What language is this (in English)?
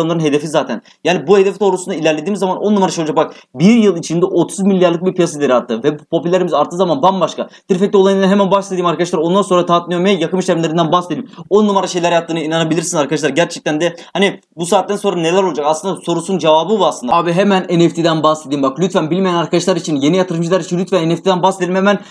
Turkish